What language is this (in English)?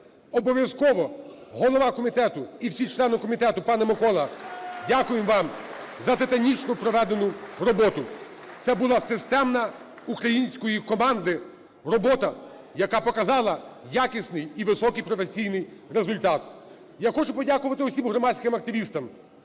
Ukrainian